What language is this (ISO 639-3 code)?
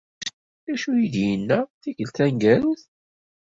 kab